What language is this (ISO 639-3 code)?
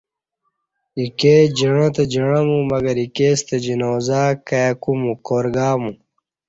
bsh